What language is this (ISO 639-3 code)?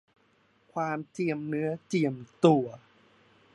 tha